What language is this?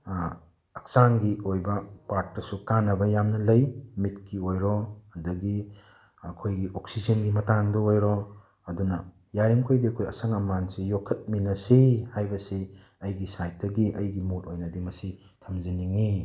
Manipuri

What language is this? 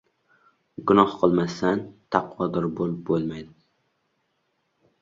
Uzbek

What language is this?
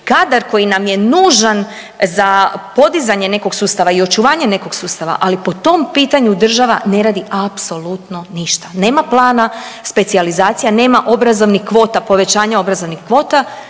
Croatian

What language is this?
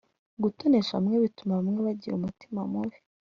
Kinyarwanda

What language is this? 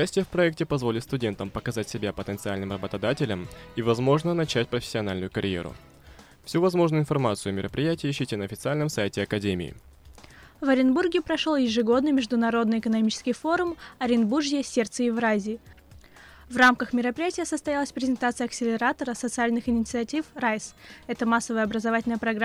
Russian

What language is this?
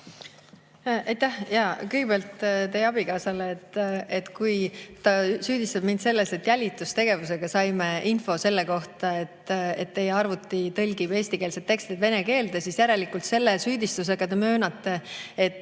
Estonian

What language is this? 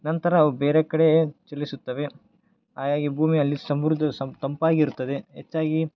Kannada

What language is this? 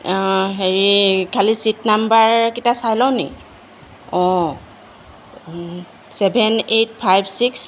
Assamese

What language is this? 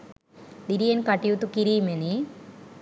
Sinhala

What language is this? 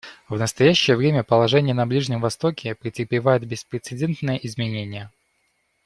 Russian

